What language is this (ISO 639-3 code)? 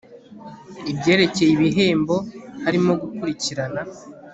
kin